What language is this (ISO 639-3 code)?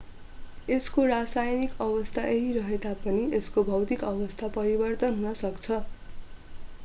nep